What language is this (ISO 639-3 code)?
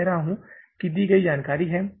hin